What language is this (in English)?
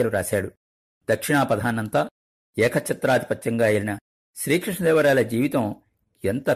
Telugu